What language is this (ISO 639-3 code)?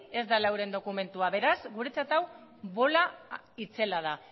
eus